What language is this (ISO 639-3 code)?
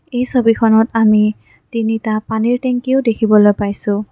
asm